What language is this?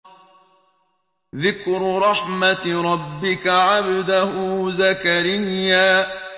Arabic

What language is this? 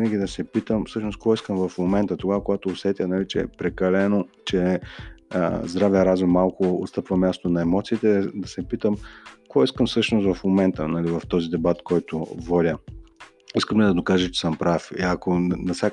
Bulgarian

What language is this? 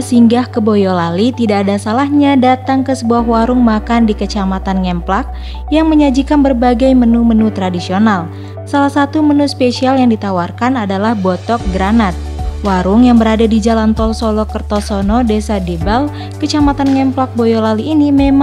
Indonesian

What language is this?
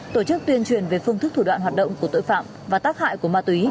Vietnamese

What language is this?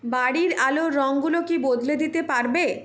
Bangla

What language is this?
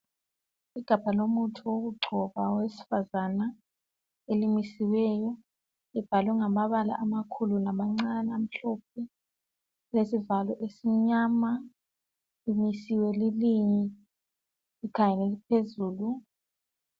North Ndebele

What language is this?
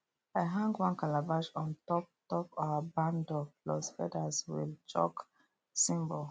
Nigerian Pidgin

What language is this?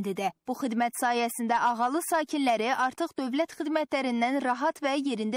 Turkish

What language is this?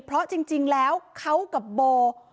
Thai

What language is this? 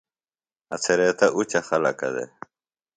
Phalura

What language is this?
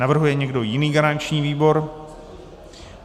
Czech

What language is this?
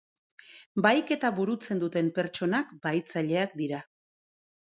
Basque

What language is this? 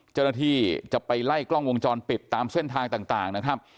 Thai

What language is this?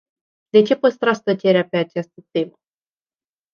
Romanian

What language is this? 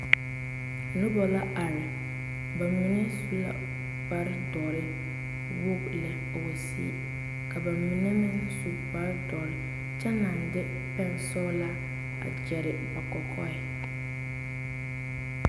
Southern Dagaare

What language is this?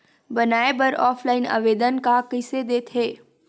Chhattisgarhi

